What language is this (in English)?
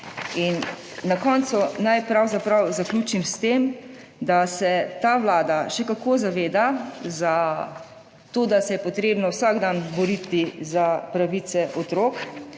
Slovenian